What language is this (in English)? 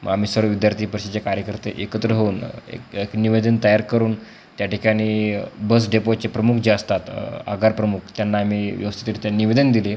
Marathi